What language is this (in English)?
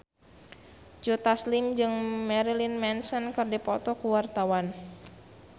Sundanese